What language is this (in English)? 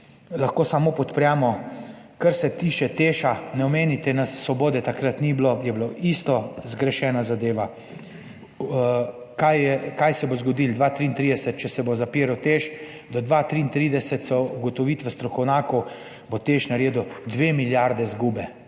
Slovenian